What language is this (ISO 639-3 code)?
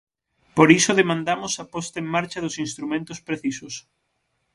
glg